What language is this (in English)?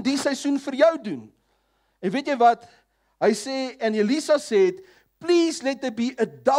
Dutch